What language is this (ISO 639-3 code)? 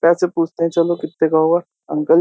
hin